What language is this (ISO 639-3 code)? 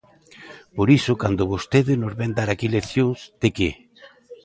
glg